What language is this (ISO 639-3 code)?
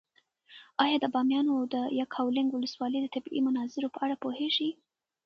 pus